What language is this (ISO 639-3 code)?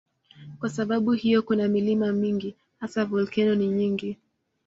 swa